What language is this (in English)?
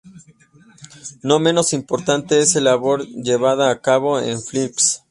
Spanish